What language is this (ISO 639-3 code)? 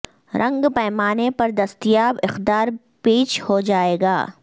urd